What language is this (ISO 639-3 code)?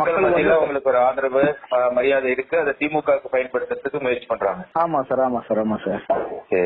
tam